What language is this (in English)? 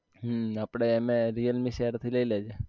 Gujarati